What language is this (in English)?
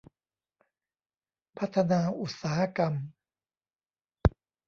Thai